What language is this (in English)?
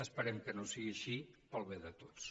Catalan